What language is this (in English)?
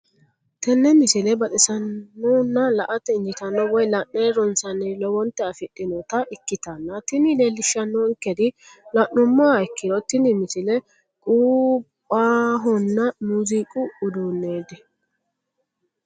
Sidamo